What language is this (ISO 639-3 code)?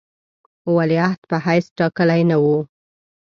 pus